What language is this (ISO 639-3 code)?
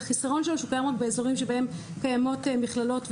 heb